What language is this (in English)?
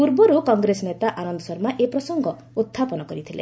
Odia